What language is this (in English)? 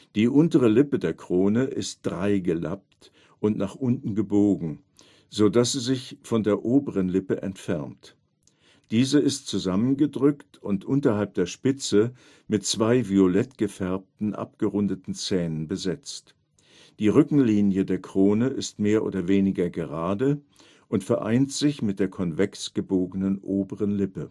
German